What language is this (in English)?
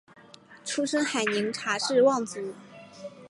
Chinese